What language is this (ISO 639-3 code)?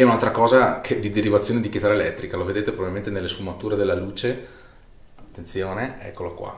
ita